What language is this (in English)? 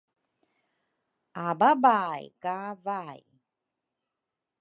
Rukai